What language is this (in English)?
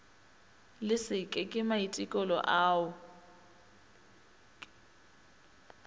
Northern Sotho